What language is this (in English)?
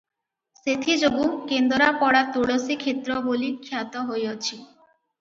Odia